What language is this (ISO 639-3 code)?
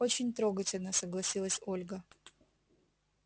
rus